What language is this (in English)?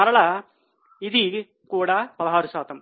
Telugu